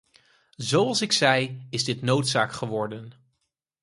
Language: Dutch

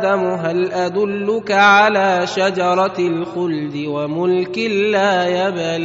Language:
Arabic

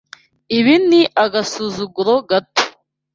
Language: Kinyarwanda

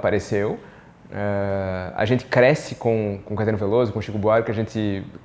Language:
Portuguese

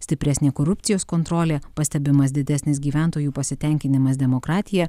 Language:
Lithuanian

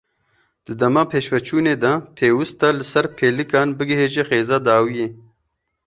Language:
Kurdish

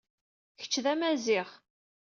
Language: Kabyle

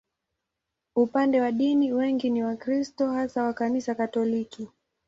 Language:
Swahili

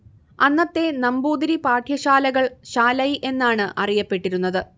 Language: Malayalam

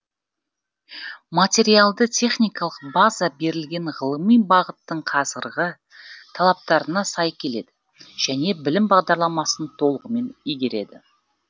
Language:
Kazakh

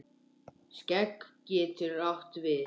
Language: Icelandic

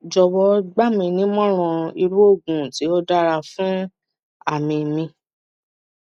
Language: Yoruba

